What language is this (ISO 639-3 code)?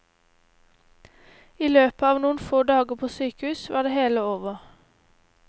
nor